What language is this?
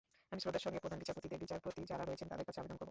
Bangla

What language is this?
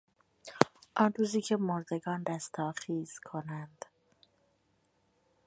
Persian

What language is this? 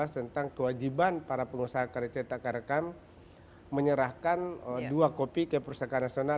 Indonesian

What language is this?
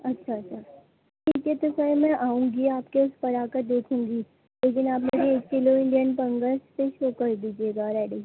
Urdu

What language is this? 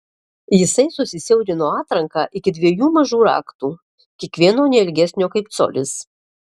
Lithuanian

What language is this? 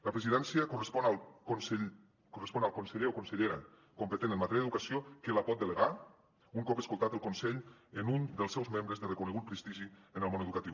Catalan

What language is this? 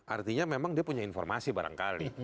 Indonesian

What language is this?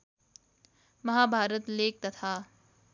Nepali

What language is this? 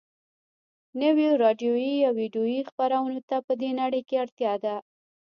Pashto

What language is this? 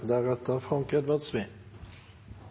Norwegian Nynorsk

